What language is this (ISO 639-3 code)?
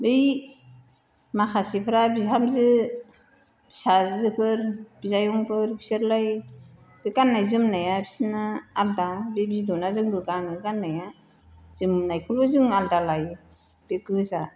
brx